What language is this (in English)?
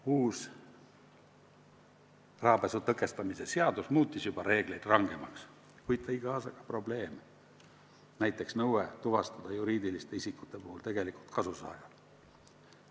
Estonian